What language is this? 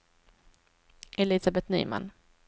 Swedish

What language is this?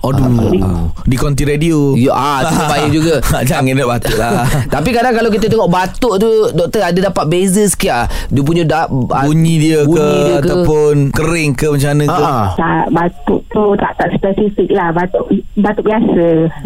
Malay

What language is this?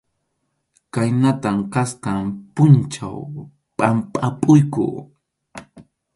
Arequipa-La Unión Quechua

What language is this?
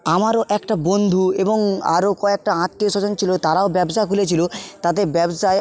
Bangla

